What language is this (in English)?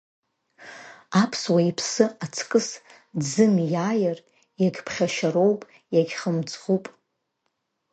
Abkhazian